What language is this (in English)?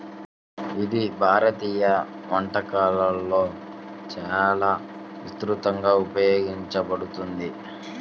Telugu